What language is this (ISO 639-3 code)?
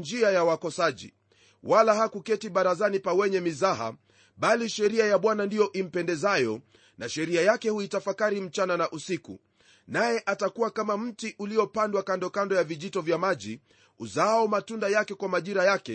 swa